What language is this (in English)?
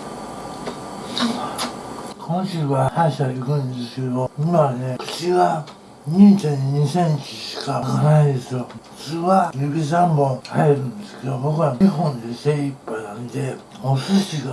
Japanese